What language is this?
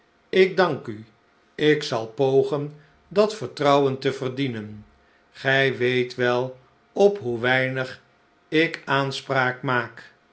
Dutch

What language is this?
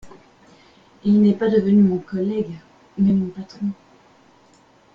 French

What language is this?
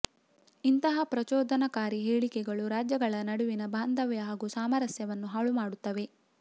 Kannada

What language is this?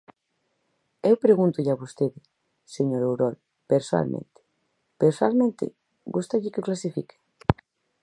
Galician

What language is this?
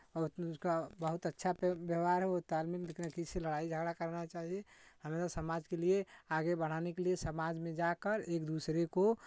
Hindi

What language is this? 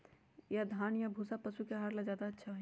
Magahi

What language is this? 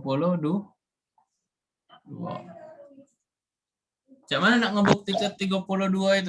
Indonesian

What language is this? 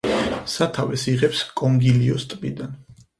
Georgian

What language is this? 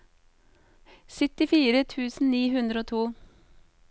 Norwegian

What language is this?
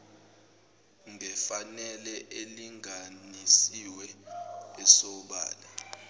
Zulu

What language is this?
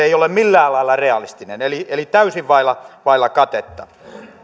Finnish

